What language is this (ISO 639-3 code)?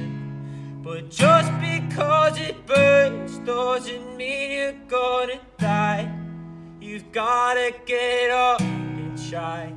vie